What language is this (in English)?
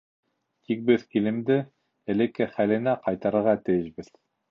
Bashkir